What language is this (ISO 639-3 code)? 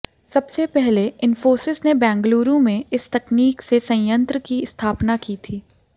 hin